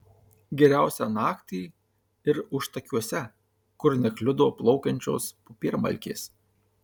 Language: Lithuanian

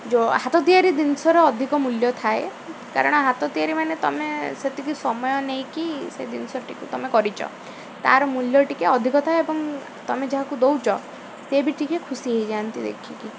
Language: Odia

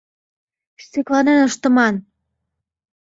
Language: Mari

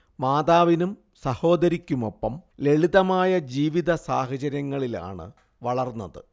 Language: Malayalam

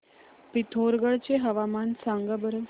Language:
Marathi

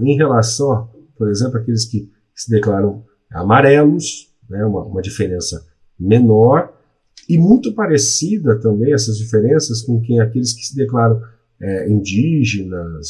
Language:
Portuguese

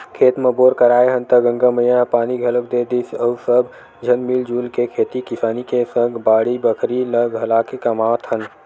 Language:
Chhattisgarhi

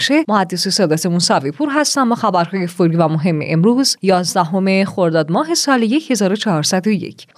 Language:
Persian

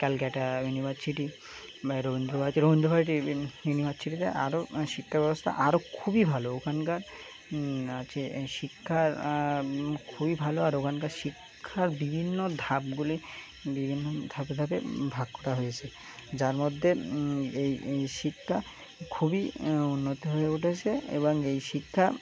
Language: Bangla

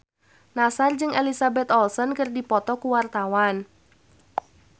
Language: Sundanese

